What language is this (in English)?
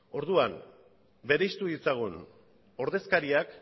Basque